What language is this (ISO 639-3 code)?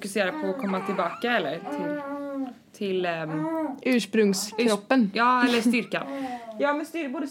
swe